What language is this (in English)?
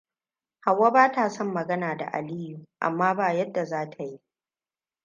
Hausa